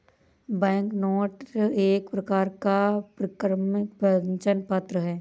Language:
Hindi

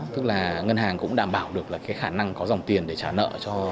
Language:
Vietnamese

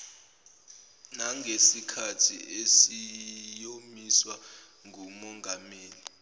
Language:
Zulu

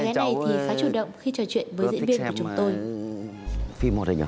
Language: Vietnamese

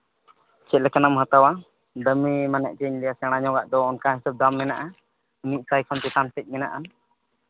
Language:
Santali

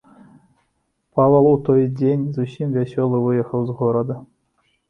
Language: Belarusian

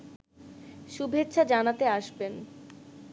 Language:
Bangla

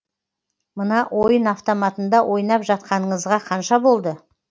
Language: Kazakh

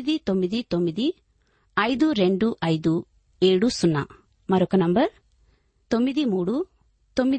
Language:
Telugu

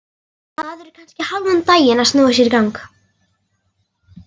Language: Icelandic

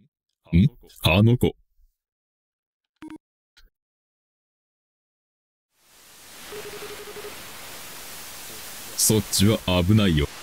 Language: Japanese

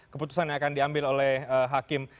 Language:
Indonesian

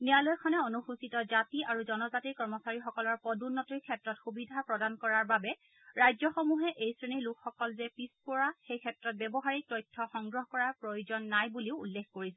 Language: Assamese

